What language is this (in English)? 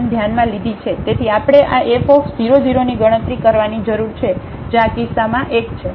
Gujarati